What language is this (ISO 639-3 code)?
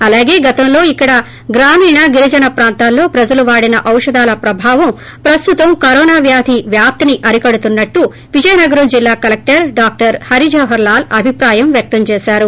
tel